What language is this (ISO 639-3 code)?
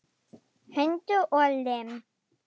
isl